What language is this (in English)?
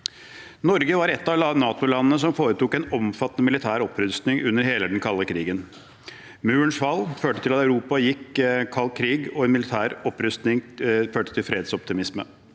Norwegian